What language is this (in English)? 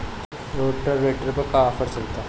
Bhojpuri